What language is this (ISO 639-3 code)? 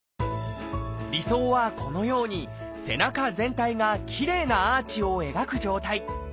jpn